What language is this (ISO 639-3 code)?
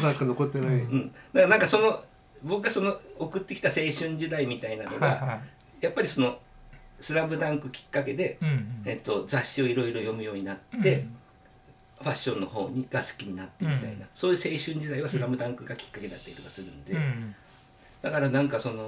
jpn